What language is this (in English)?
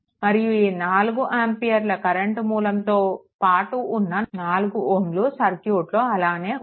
Telugu